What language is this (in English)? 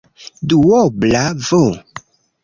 Esperanto